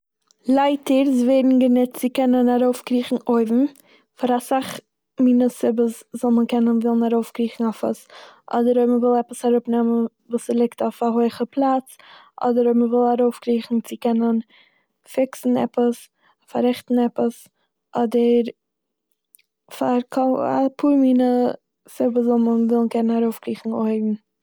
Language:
Yiddish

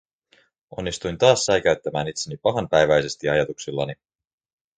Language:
Finnish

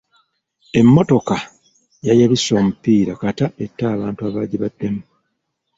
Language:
Ganda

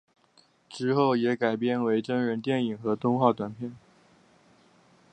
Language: Chinese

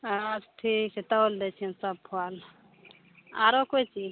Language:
Maithili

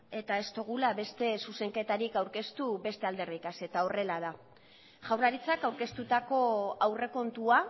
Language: Basque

